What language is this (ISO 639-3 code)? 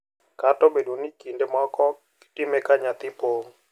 luo